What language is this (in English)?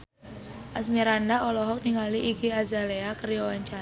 Sundanese